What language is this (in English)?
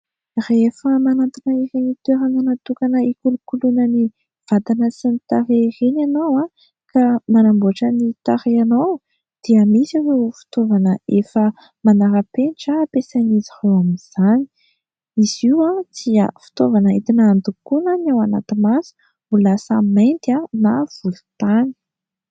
Malagasy